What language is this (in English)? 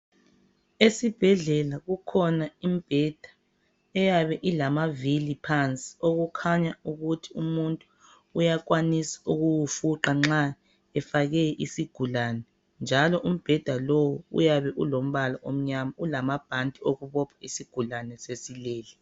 North Ndebele